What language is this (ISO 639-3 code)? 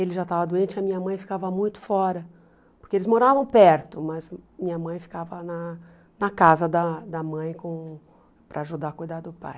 por